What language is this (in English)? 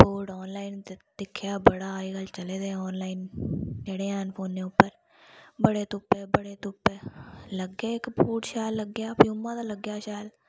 Dogri